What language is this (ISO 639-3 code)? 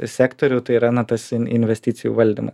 lit